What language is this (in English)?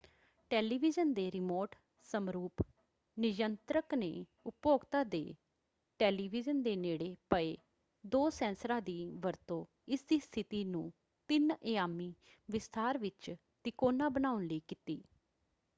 Punjabi